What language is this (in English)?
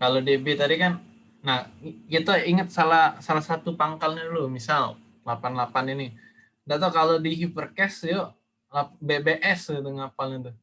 Indonesian